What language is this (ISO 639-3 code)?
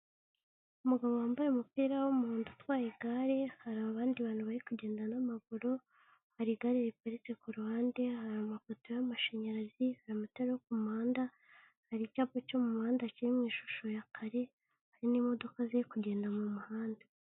kin